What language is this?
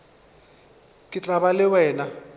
Northern Sotho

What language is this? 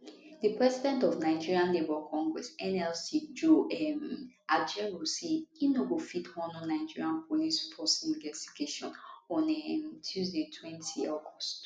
Nigerian Pidgin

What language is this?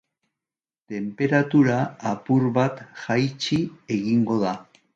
Basque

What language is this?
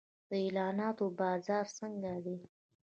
Pashto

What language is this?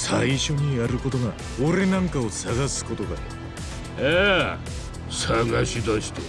Japanese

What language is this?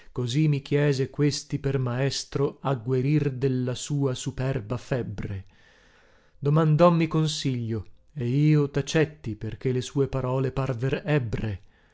Italian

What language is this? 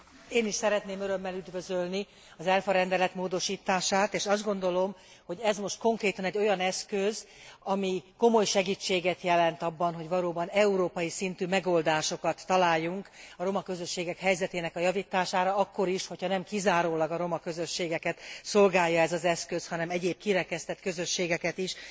Hungarian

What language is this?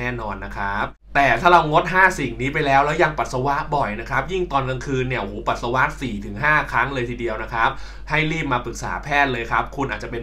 Thai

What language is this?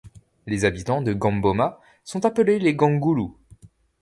French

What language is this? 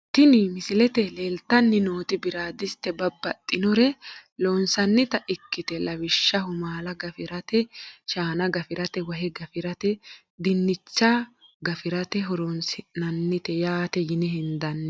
Sidamo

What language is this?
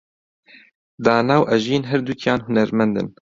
Central Kurdish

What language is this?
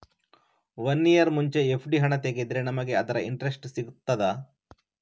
Kannada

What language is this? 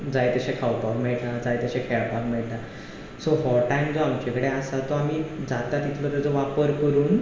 Konkani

